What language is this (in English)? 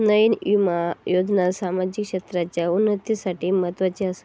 Marathi